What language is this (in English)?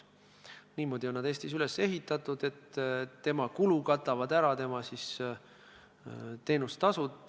Estonian